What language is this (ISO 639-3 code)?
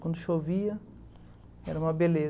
por